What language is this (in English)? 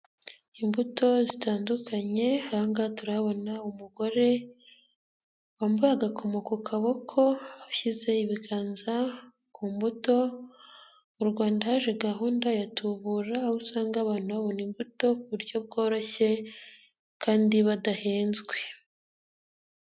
Kinyarwanda